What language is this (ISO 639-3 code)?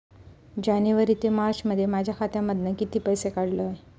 mar